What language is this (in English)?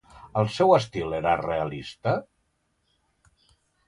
Catalan